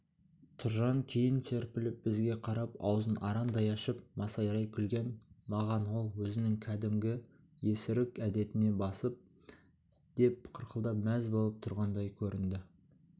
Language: Kazakh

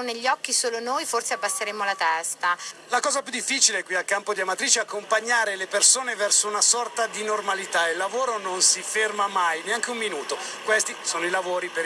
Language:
Italian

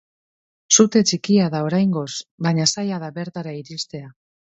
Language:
Basque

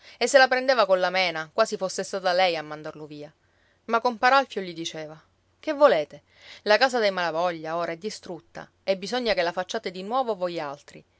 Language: Italian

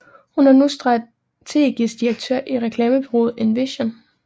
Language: Danish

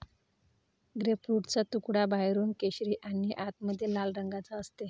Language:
Marathi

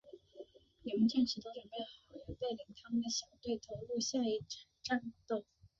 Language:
Chinese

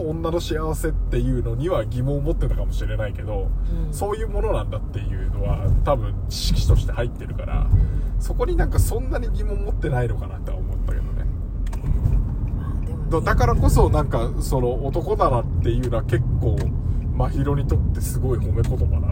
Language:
Japanese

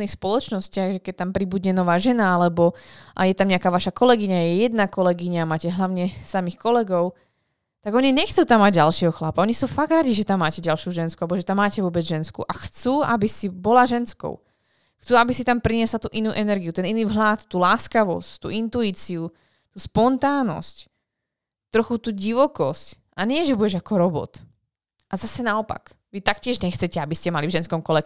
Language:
Slovak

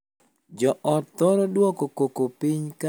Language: Luo (Kenya and Tanzania)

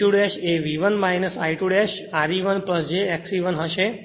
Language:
Gujarati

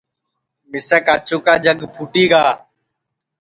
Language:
Sansi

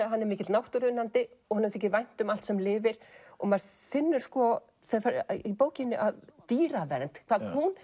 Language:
Icelandic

